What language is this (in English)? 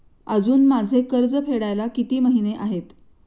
Marathi